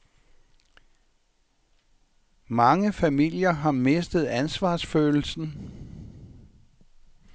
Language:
Danish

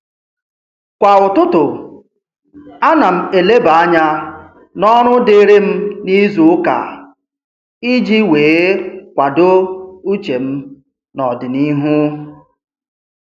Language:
Igbo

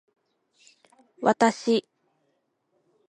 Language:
Japanese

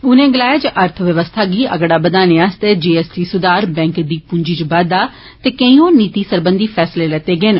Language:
Dogri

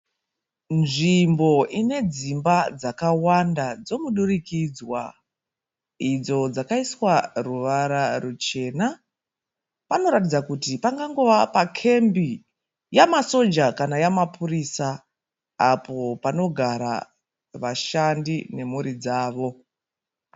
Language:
Shona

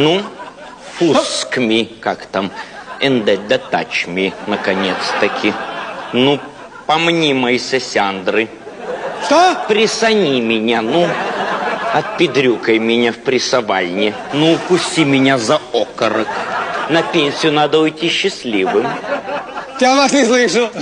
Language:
Russian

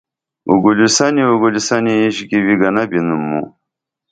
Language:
Dameli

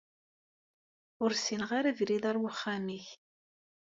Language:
Kabyle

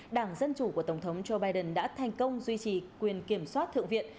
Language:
Vietnamese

